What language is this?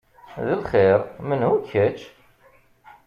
Kabyle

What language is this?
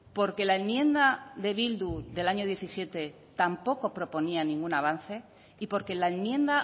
Spanish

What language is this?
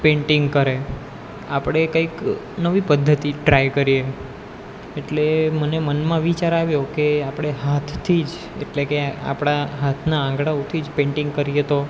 Gujarati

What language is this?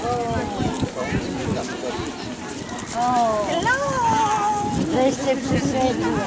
Polish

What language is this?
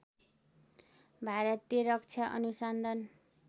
Nepali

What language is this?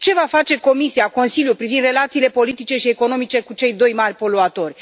Romanian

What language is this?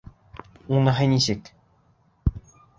Bashkir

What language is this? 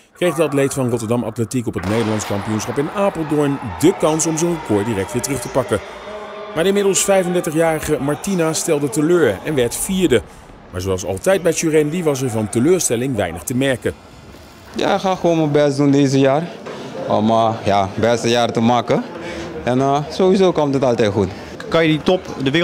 Dutch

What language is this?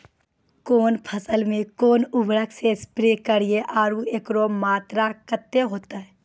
Maithili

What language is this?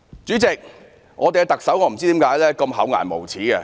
Cantonese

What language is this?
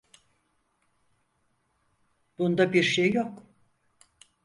Turkish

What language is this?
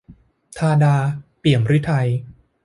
Thai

